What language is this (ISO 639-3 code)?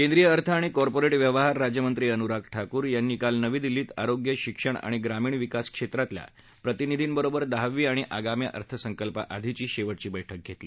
mar